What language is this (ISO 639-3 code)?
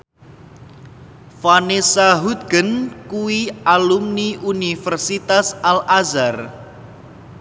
jav